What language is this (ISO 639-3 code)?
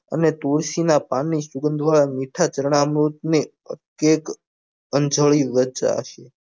guj